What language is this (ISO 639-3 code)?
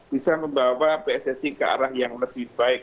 ind